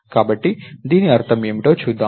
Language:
Telugu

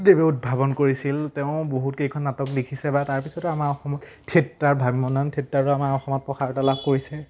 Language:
Assamese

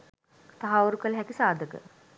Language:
Sinhala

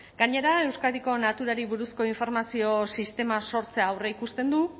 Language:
Basque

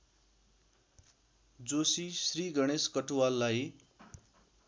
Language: Nepali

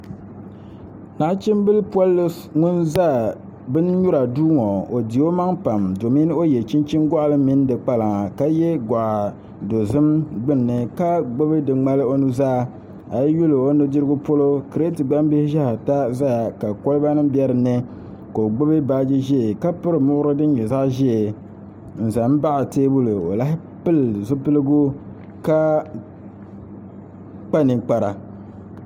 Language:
Dagbani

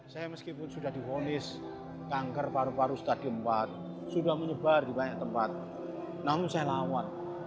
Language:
Indonesian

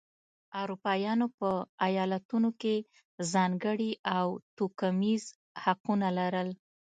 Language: Pashto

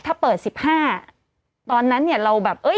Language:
Thai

